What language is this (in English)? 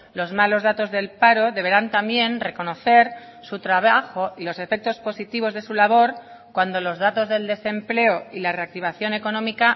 Spanish